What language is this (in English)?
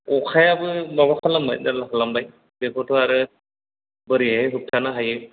Bodo